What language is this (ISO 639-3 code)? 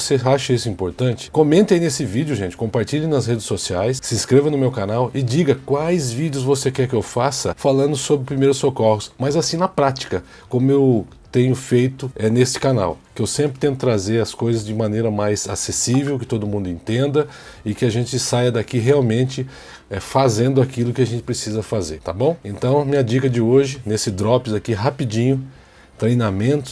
por